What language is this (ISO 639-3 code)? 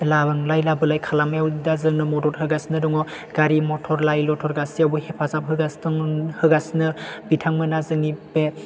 brx